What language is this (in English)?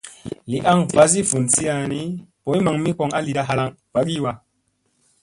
Musey